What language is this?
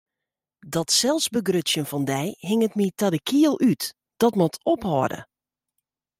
Western Frisian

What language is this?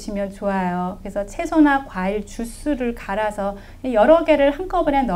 Korean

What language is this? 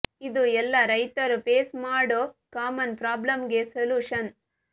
Kannada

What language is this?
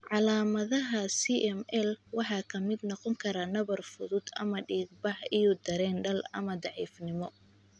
Somali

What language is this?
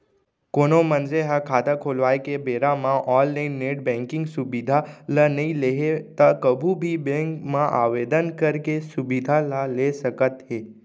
Chhattisgarhi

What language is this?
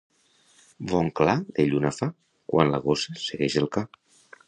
Catalan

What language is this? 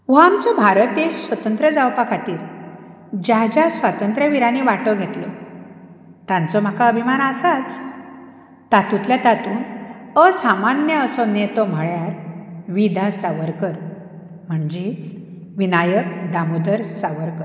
Konkani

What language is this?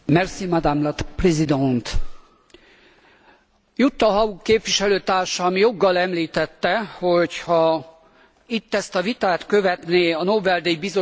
Hungarian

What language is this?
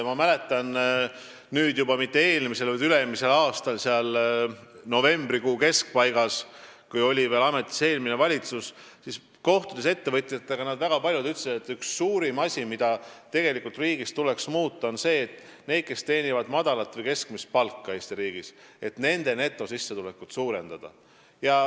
Estonian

